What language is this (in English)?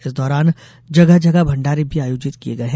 Hindi